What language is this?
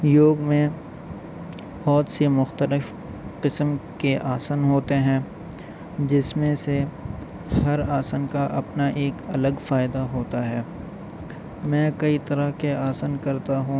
Urdu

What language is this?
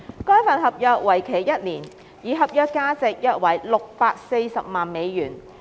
Cantonese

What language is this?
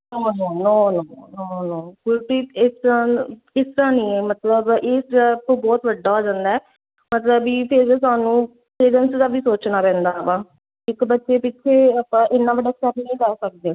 Punjabi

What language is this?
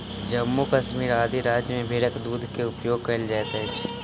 Maithili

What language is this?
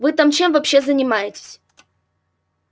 Russian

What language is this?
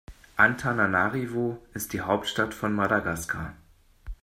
German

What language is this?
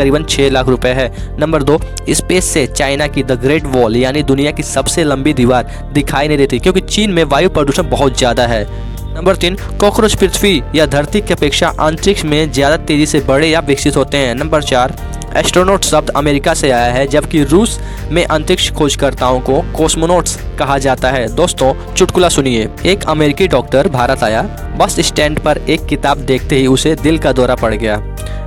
Hindi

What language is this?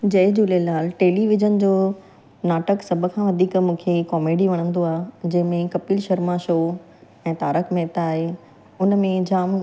Sindhi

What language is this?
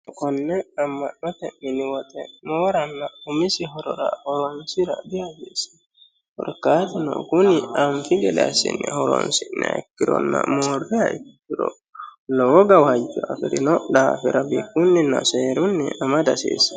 Sidamo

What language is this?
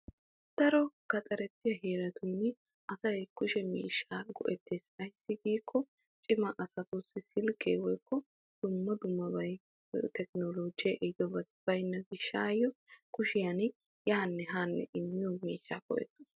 Wolaytta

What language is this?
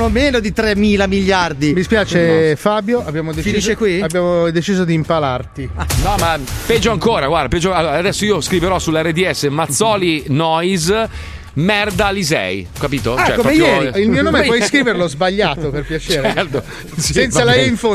Italian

